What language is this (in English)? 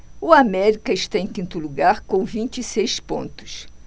Portuguese